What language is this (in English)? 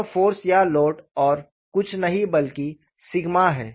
Hindi